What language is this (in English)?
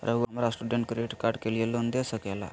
Magahi